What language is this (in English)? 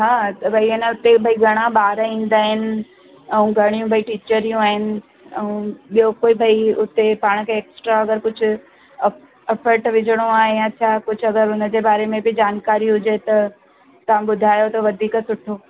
Sindhi